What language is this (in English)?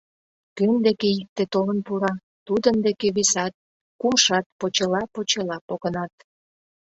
Mari